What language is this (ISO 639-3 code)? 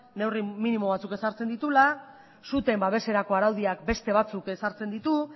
eus